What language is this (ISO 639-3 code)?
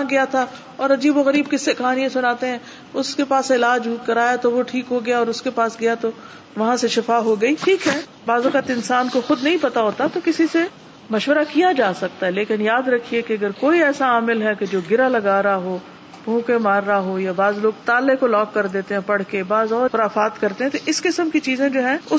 urd